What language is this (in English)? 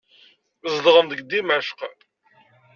Kabyle